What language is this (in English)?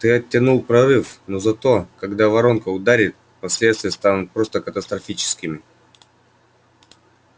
Russian